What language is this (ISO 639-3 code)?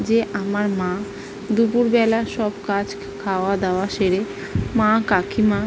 ben